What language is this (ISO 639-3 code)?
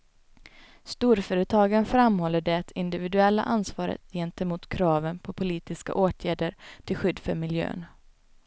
swe